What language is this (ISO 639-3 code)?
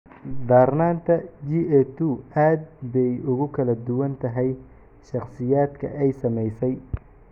som